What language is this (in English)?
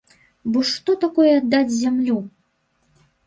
Belarusian